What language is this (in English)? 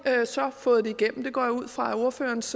Danish